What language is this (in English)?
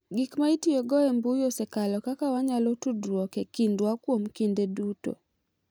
Luo (Kenya and Tanzania)